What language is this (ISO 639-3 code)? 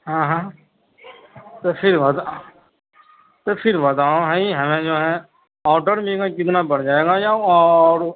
urd